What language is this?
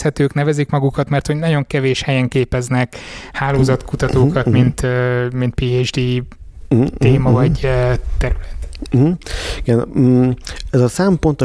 Hungarian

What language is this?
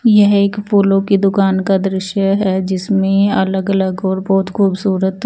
Hindi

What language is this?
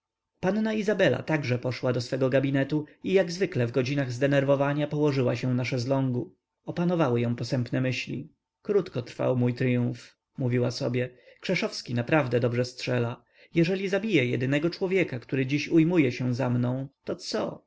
Polish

